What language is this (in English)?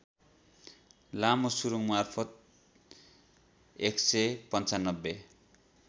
Nepali